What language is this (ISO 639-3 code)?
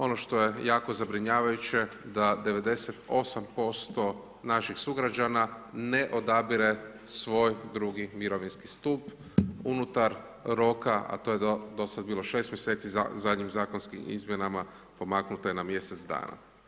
hrv